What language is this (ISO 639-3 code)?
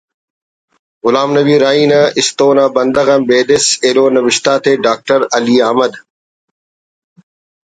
brh